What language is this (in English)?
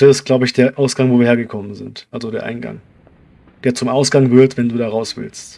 German